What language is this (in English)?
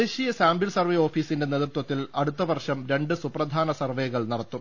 Malayalam